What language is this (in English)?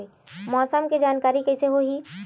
Chhattisgarhi